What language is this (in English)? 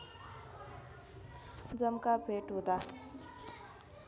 Nepali